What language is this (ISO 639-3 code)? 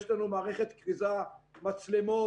heb